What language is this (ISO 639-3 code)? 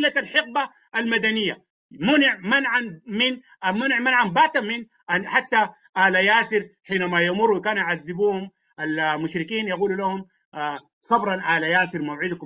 ara